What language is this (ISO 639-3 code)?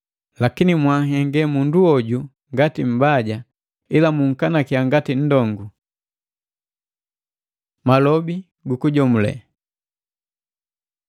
mgv